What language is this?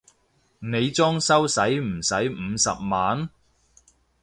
Cantonese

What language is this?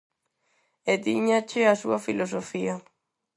Galician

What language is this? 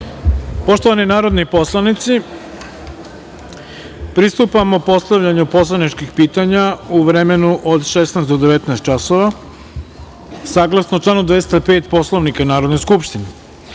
Serbian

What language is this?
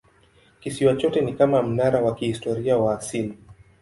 Swahili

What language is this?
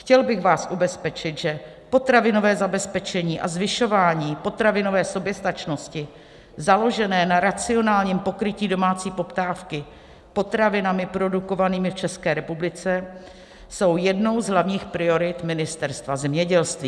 Czech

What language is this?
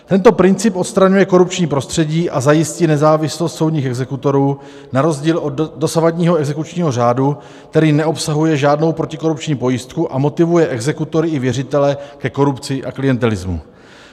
Czech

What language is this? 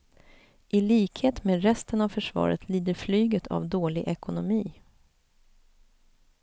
Swedish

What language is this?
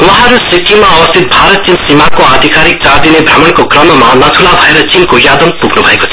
Nepali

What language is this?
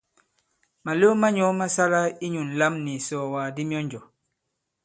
Bankon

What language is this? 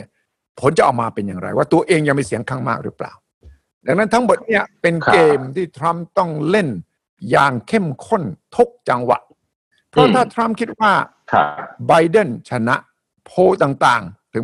Thai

